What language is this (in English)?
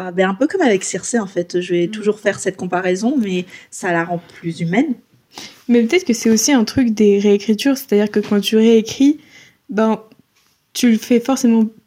French